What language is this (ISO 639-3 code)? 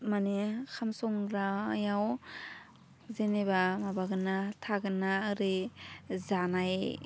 brx